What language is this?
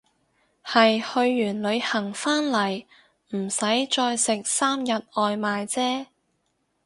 Cantonese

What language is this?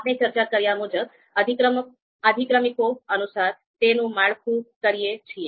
Gujarati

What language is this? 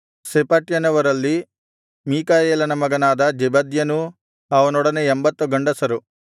Kannada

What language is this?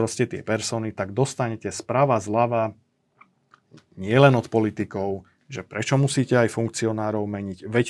Slovak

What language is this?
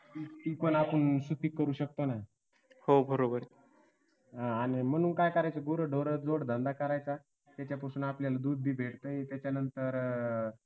Marathi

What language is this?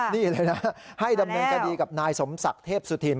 Thai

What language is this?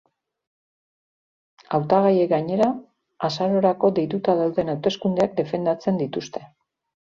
Basque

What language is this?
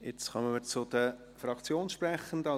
Swiss German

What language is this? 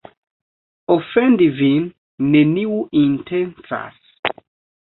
Esperanto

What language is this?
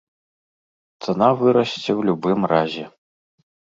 Belarusian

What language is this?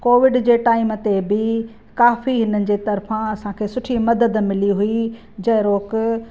Sindhi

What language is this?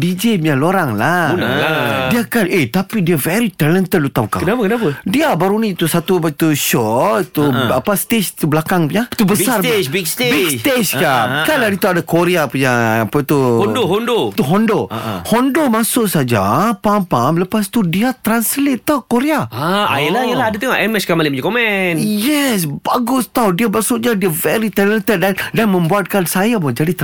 Malay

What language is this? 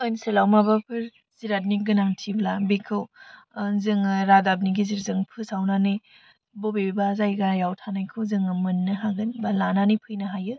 Bodo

